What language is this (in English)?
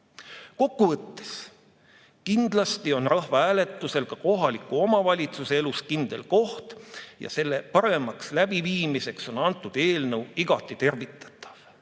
Estonian